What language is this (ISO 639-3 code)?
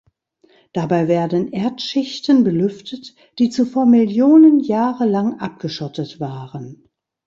deu